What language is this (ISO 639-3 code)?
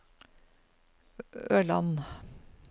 nor